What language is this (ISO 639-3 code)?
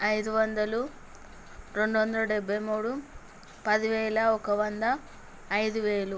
tel